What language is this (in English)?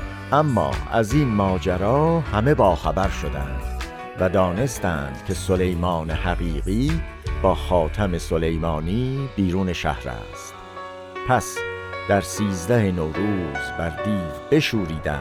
Persian